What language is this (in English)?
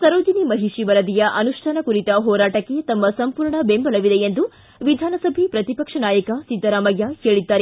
Kannada